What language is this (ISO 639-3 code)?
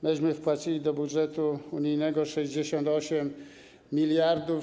pol